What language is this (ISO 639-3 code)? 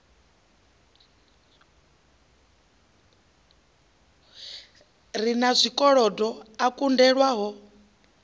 ven